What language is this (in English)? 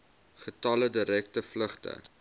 Afrikaans